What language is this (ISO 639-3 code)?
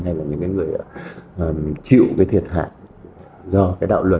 vie